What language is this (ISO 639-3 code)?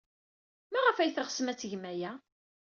kab